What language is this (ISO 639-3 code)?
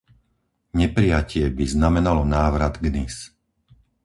slk